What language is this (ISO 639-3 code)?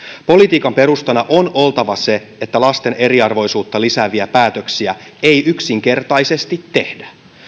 fin